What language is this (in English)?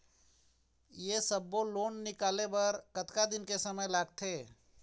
Chhattisgarhi